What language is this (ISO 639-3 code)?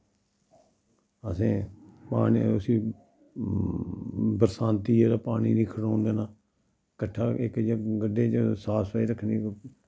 doi